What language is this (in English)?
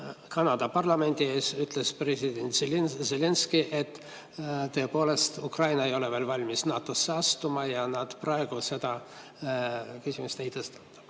Estonian